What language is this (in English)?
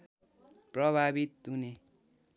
Nepali